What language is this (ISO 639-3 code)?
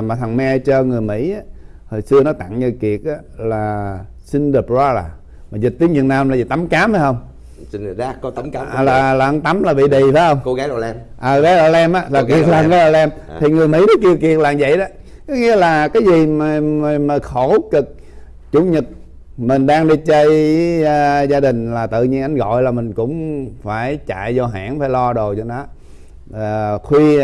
vie